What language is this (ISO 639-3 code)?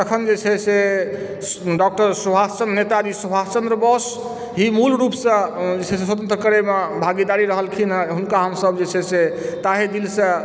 mai